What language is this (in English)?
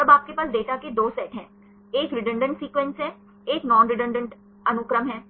Hindi